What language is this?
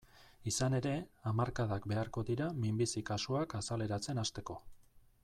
Basque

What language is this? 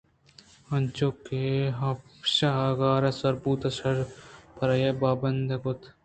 Eastern Balochi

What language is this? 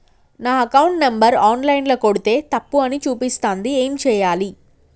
Telugu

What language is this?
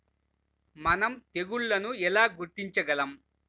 Telugu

